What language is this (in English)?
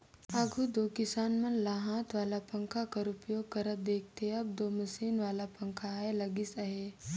Chhattisgarhi